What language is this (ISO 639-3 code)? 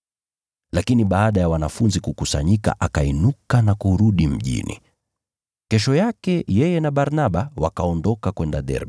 swa